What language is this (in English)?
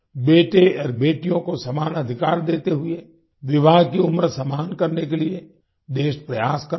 Hindi